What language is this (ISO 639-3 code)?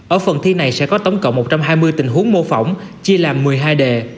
vie